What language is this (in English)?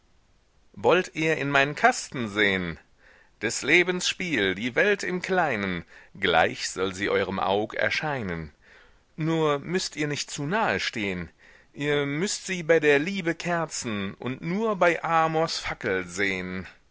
German